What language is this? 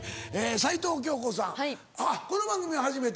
Japanese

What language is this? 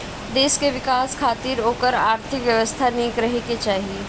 Bhojpuri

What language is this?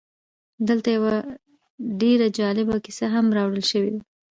Pashto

